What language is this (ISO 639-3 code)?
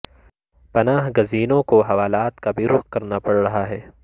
urd